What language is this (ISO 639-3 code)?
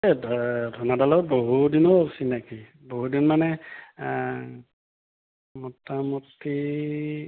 asm